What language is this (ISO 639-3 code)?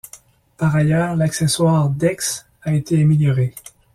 fra